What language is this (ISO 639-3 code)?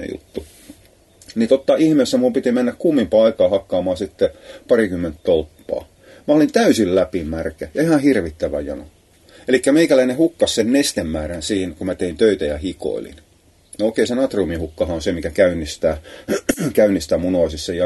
fin